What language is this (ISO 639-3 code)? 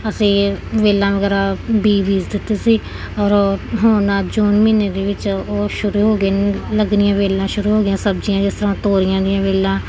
pan